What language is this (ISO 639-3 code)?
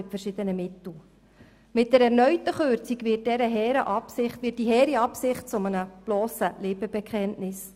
gsw